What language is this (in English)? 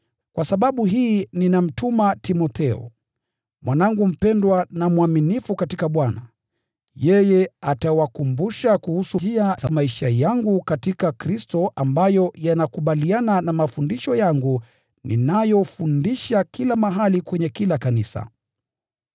Swahili